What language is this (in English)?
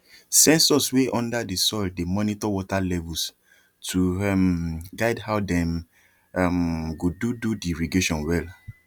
Nigerian Pidgin